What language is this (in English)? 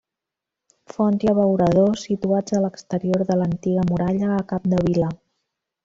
Catalan